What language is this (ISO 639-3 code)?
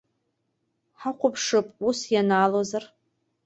abk